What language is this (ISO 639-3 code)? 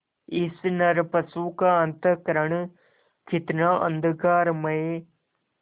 hin